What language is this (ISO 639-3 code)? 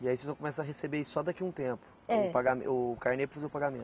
por